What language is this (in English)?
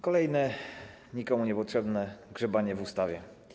Polish